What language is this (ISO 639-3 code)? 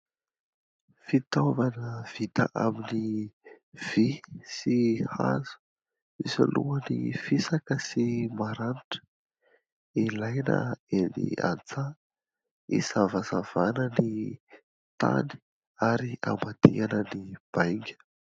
mlg